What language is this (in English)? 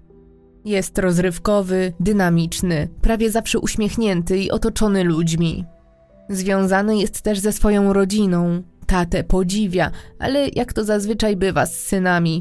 Polish